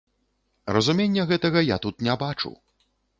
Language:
Belarusian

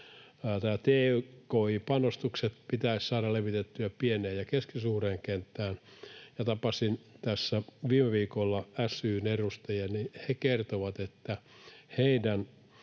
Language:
Finnish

